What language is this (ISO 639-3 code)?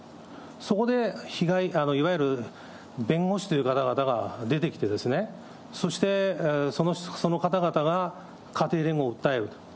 jpn